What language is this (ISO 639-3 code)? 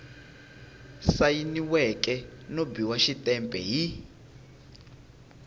tso